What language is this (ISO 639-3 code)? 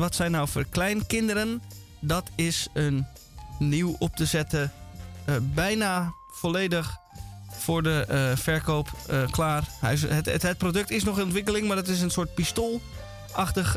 nld